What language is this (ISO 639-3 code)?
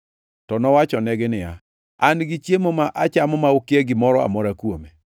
luo